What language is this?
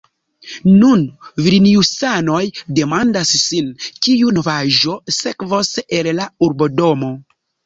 Esperanto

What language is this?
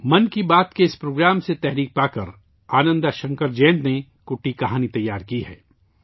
Urdu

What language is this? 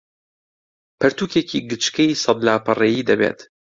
Central Kurdish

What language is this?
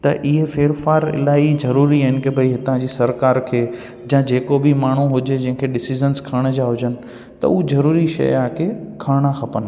Sindhi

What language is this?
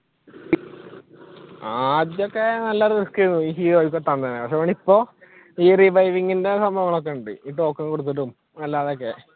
Malayalam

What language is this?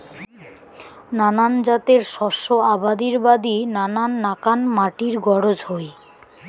Bangla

